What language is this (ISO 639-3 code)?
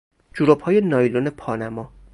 fas